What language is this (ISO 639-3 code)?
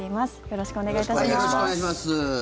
jpn